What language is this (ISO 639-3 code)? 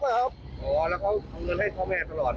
tha